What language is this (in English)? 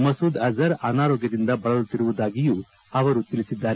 Kannada